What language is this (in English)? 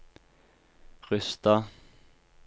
Norwegian